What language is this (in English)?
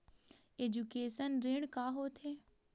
Chhattisgarhi